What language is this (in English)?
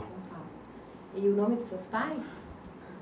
Portuguese